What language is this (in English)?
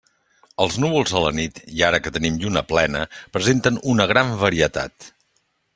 Catalan